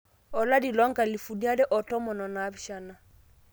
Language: Masai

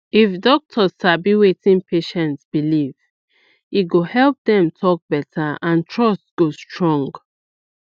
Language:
Nigerian Pidgin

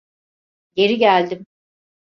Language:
Turkish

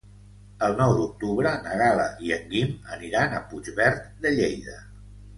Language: Catalan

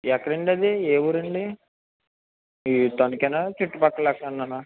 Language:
Telugu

